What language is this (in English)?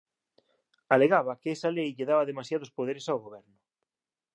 Galician